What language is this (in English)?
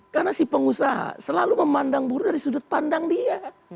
Indonesian